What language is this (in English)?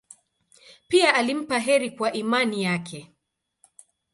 Swahili